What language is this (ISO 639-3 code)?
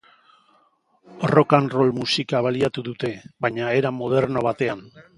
eus